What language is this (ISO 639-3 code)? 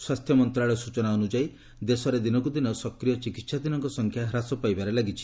ori